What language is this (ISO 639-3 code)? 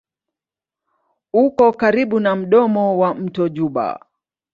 swa